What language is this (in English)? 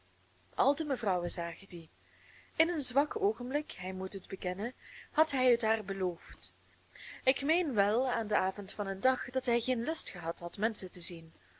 Dutch